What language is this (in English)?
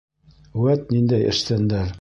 Bashkir